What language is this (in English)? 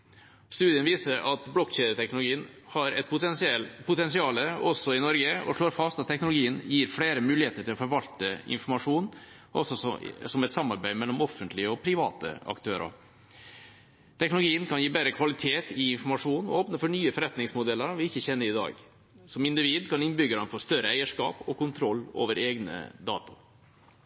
Norwegian Bokmål